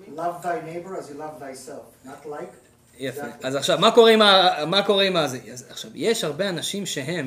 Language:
Hebrew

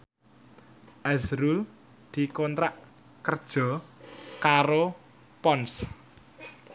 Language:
Javanese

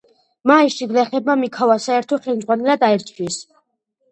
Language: Georgian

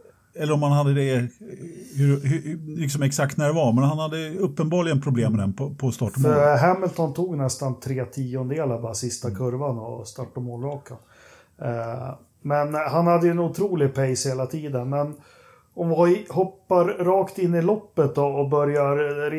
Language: Swedish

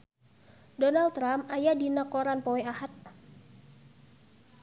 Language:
Sundanese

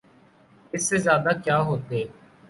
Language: Urdu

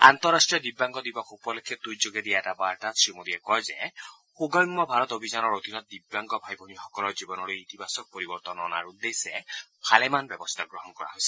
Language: Assamese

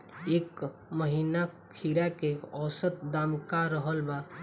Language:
Bhojpuri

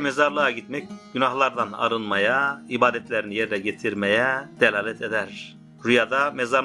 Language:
Turkish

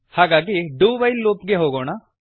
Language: Kannada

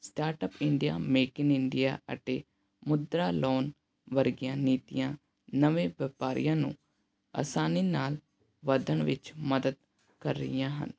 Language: Punjabi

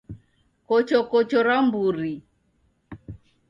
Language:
Taita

